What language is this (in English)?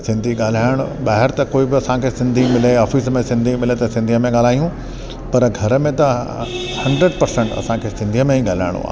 Sindhi